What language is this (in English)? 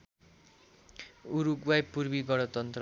Nepali